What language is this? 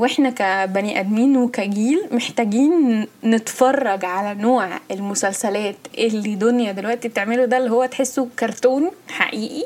Arabic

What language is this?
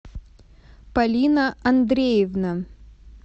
Russian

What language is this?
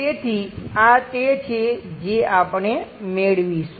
Gujarati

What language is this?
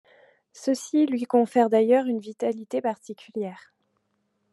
French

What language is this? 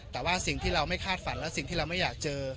Thai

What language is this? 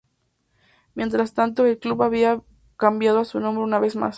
Spanish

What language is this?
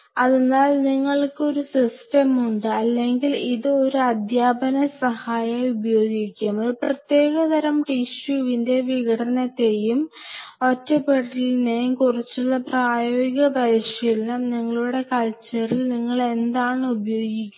Malayalam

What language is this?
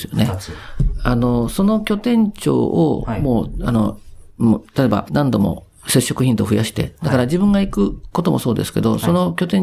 Japanese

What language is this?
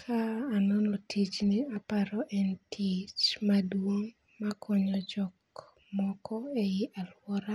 Luo (Kenya and Tanzania)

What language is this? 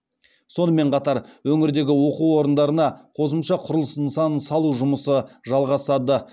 Kazakh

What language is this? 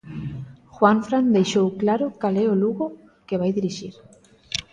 Galician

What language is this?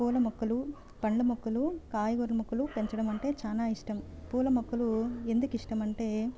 Telugu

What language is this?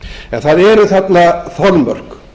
Icelandic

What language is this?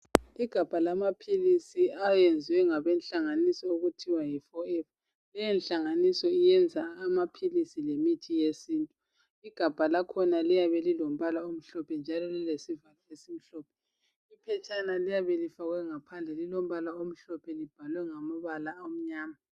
North Ndebele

